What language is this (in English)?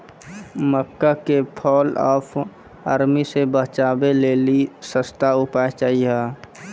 Maithili